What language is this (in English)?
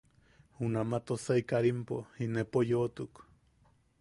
Yaqui